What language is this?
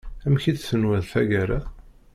Kabyle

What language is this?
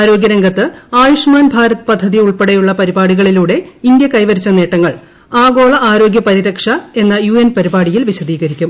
Malayalam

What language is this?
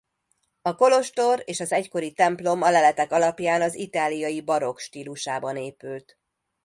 Hungarian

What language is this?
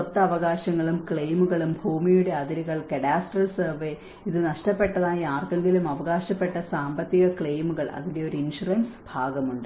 Malayalam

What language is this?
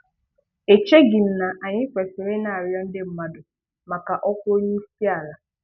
Igbo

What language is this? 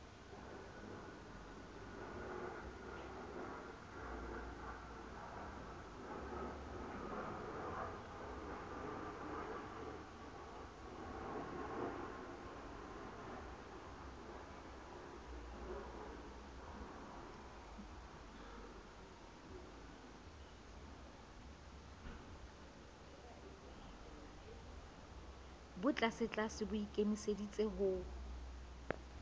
Southern Sotho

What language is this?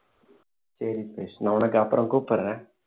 Tamil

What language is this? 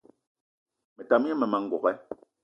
Eton (Cameroon)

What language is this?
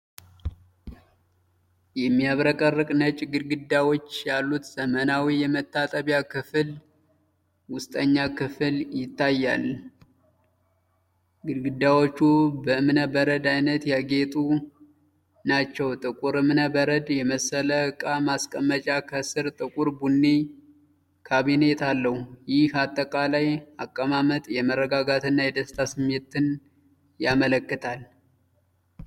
Amharic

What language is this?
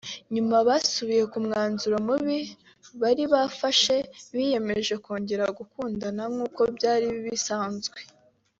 Kinyarwanda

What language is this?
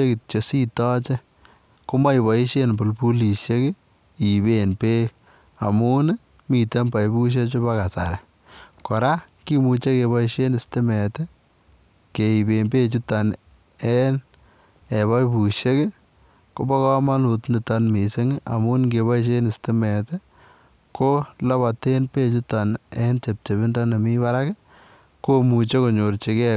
Kalenjin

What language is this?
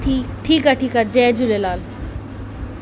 Sindhi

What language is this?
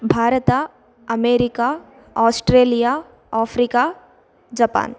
Sanskrit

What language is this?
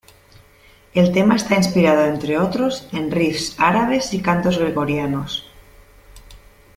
Spanish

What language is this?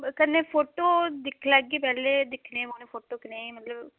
Dogri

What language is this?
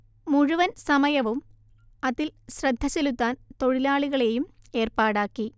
Malayalam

